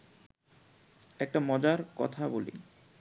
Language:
Bangla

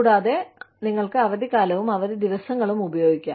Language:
Malayalam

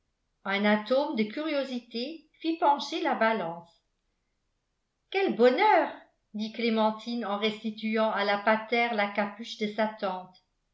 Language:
French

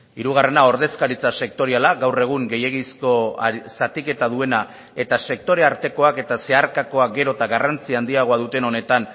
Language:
Basque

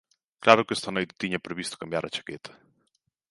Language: Galician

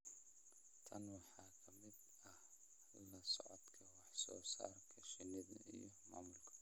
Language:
Somali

